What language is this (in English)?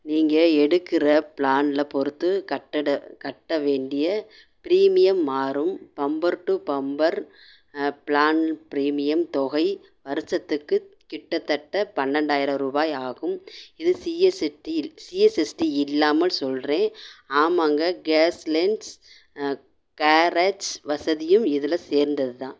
Tamil